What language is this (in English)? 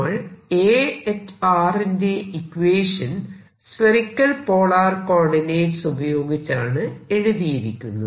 Malayalam